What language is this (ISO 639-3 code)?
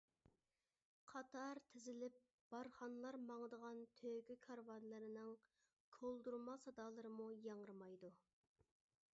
uig